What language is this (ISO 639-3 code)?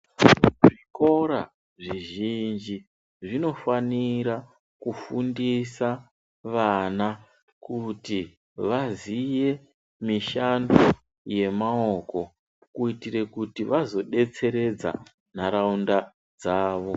ndc